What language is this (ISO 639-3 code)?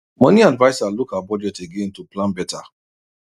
pcm